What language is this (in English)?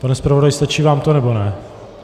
Czech